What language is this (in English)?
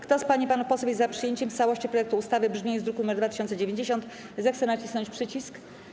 Polish